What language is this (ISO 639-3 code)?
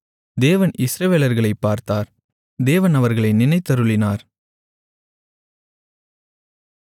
tam